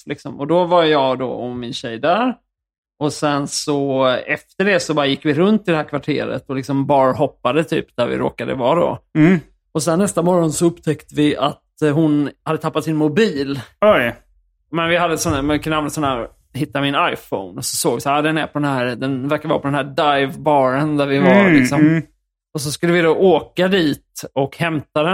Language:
Swedish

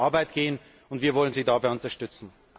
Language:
German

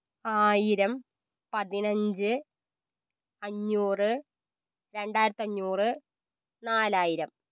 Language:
Malayalam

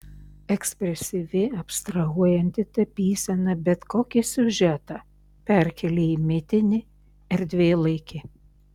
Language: Lithuanian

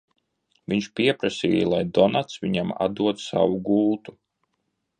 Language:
Latvian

